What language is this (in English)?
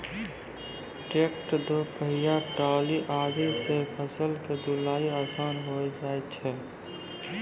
Maithili